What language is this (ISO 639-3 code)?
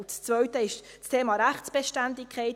gsw